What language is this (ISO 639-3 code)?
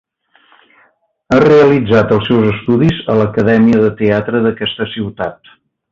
cat